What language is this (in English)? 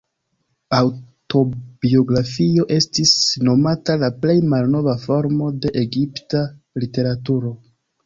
Esperanto